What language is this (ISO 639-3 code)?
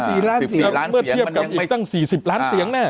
tha